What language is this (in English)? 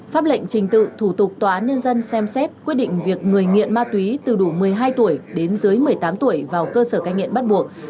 Vietnamese